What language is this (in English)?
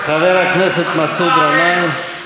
Hebrew